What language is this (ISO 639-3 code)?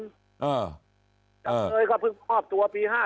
tha